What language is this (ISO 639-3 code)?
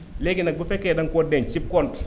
wol